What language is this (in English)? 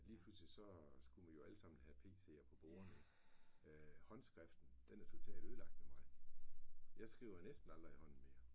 Danish